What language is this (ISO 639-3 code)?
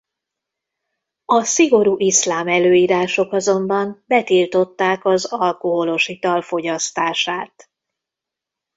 hun